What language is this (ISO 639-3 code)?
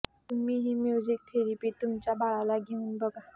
mar